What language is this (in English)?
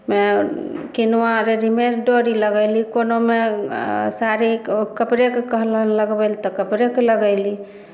Maithili